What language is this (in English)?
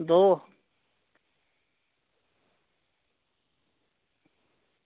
Dogri